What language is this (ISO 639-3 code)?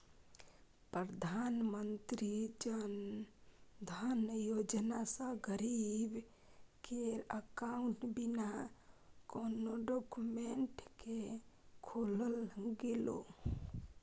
mai